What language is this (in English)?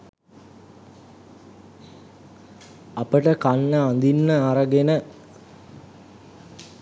Sinhala